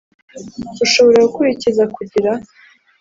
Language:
Kinyarwanda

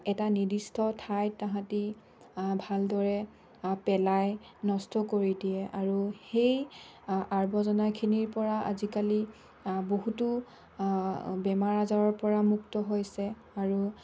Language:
Assamese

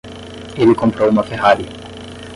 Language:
Portuguese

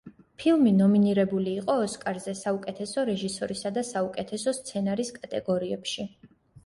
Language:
Georgian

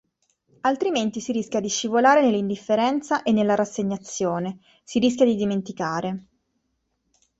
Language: Italian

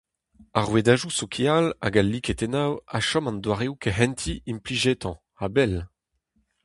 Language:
Breton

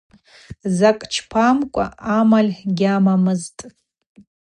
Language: Abaza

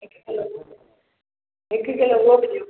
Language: Sindhi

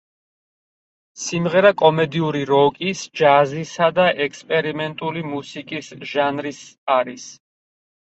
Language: Georgian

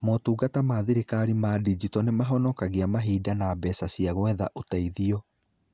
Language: Kikuyu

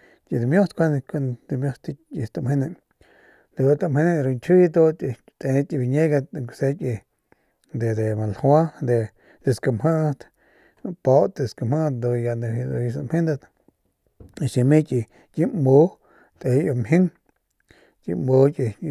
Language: Northern Pame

